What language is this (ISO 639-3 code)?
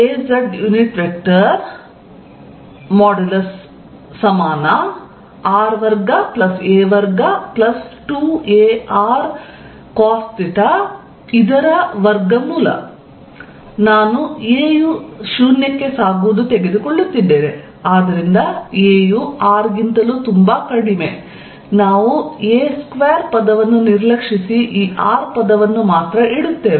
kan